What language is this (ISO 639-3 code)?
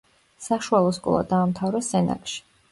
kat